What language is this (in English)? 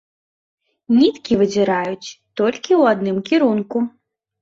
Belarusian